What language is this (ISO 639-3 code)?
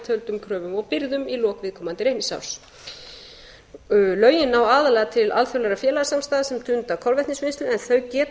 isl